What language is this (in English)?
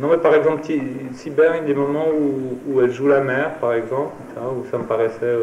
French